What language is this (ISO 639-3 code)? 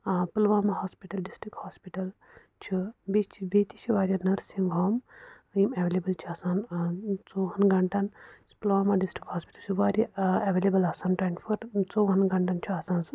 kas